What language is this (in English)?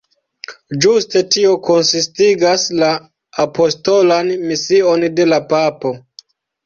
Esperanto